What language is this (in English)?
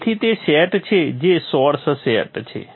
Gujarati